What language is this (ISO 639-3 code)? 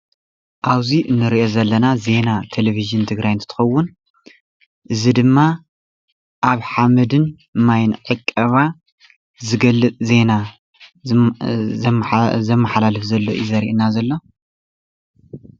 tir